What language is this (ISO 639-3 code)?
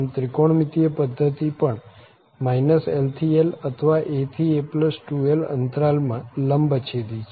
guj